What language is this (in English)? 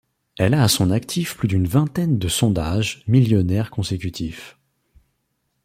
French